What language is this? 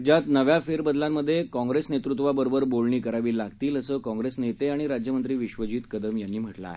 Marathi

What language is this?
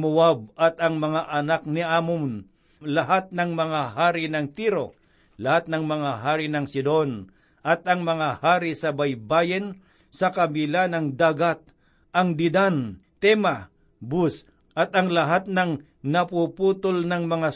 Filipino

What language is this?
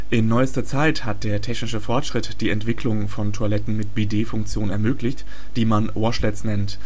German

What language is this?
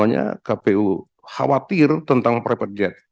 Indonesian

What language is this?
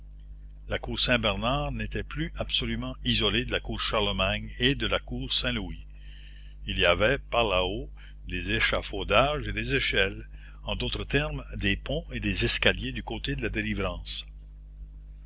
French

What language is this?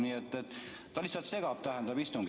Estonian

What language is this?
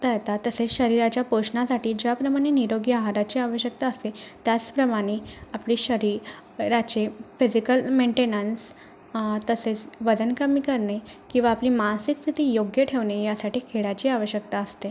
Marathi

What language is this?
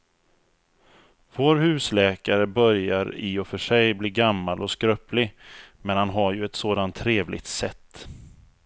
Swedish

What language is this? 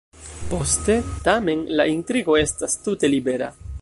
Esperanto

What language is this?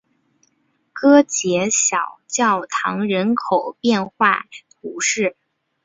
Chinese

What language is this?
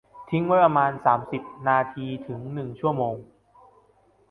Thai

